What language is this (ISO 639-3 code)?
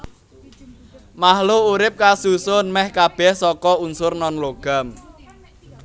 jav